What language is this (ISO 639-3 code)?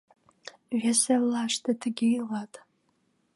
chm